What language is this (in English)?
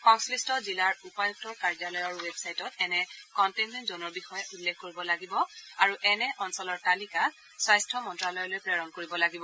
Assamese